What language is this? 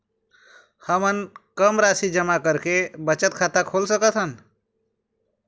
Chhattisgarhi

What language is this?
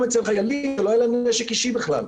Hebrew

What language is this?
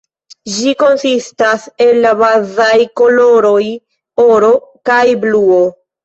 Esperanto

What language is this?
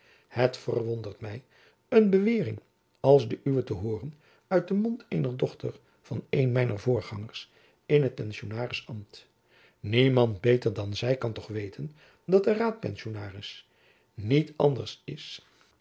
Dutch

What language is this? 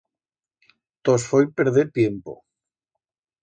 Aragonese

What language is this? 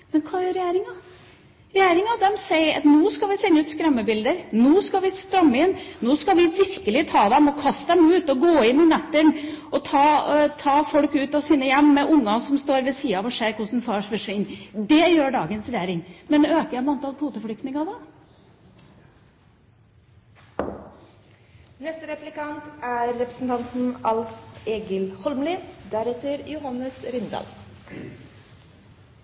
Norwegian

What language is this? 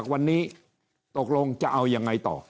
Thai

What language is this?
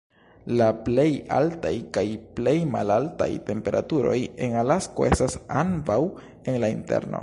Esperanto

